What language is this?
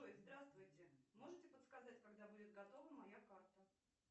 Russian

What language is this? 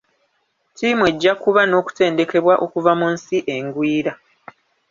Ganda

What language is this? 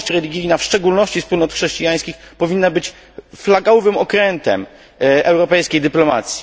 Polish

